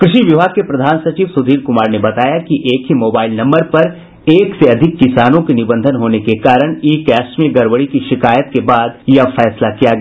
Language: Hindi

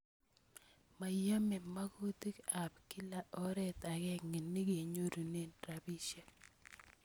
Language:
Kalenjin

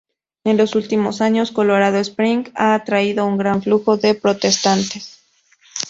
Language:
Spanish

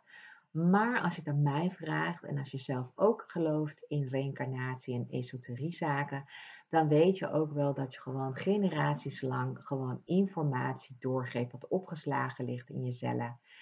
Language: Dutch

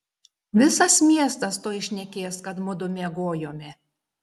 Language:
Lithuanian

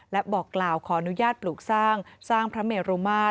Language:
Thai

